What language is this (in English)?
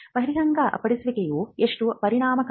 Kannada